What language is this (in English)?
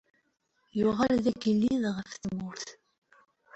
Kabyle